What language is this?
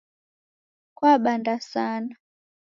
Taita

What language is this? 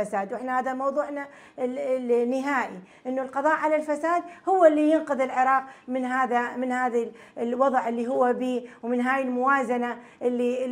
Arabic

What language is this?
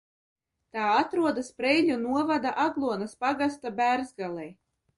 Latvian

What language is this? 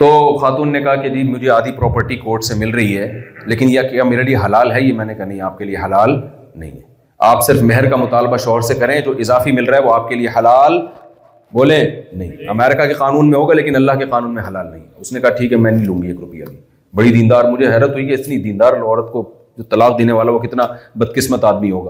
Urdu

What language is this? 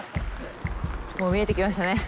Japanese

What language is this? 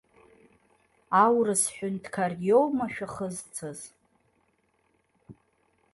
Abkhazian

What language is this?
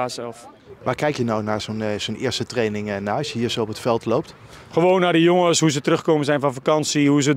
Dutch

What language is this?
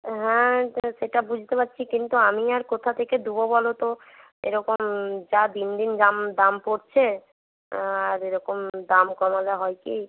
Bangla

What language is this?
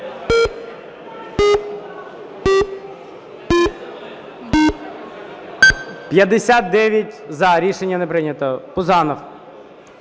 Ukrainian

